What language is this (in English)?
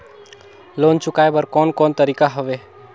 Chhattisgarhi